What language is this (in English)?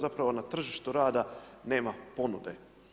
Croatian